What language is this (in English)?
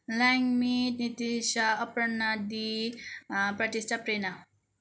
Nepali